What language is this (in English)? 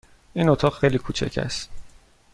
Persian